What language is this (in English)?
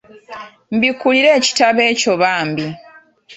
Ganda